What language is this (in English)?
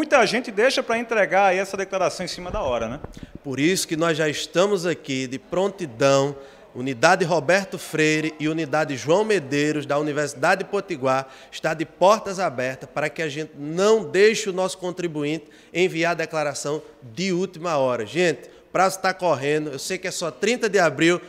Portuguese